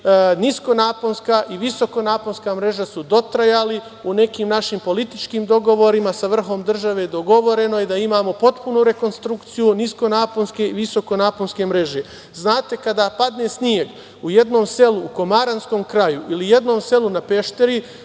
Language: Serbian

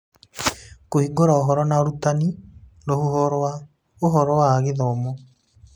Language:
Kikuyu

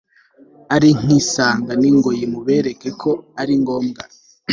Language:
Kinyarwanda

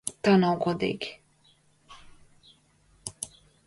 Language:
Latvian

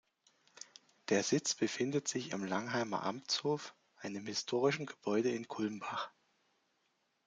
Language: German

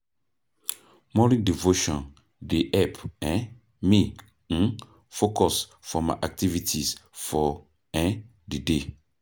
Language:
Nigerian Pidgin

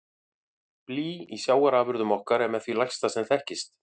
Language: Icelandic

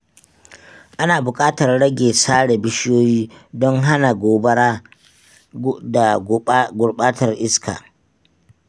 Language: Hausa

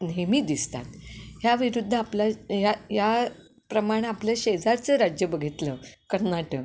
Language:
Marathi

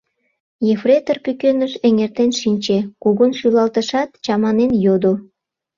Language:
Mari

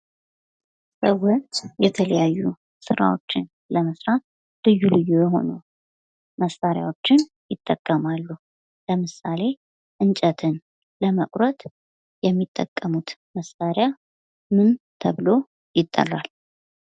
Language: Amharic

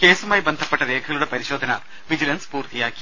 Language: Malayalam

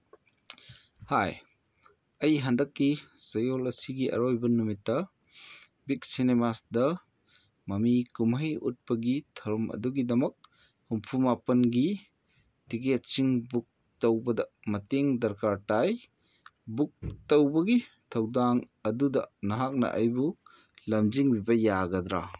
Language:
Manipuri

